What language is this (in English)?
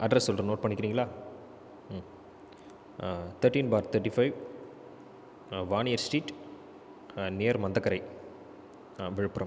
Tamil